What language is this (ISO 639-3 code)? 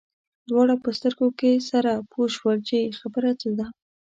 pus